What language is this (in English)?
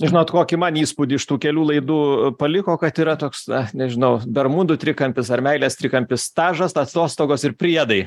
Lithuanian